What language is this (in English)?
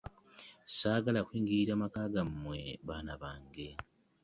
Ganda